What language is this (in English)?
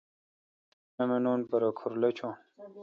Kalkoti